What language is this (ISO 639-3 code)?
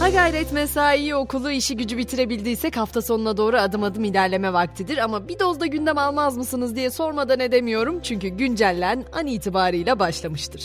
tur